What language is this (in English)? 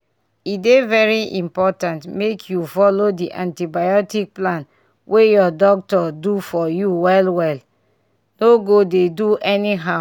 Nigerian Pidgin